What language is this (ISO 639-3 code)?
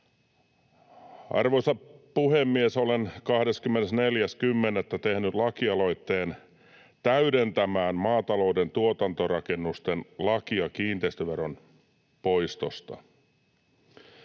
fin